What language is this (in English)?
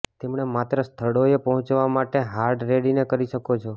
Gujarati